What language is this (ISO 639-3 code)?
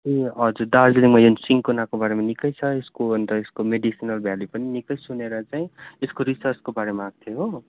nep